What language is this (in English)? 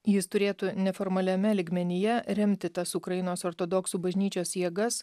Lithuanian